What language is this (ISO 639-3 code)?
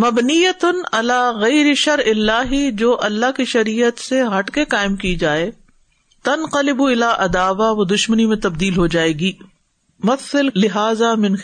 urd